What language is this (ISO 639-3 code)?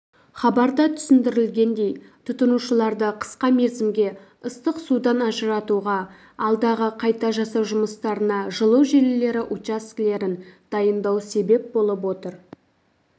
kaz